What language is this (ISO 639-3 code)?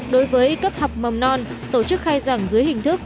vie